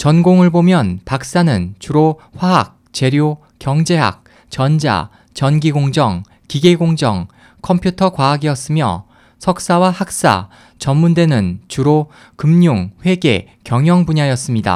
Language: Korean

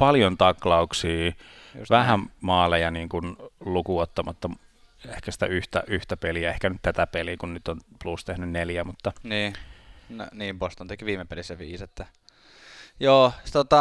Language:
Finnish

